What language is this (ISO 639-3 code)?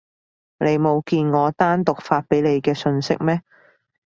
yue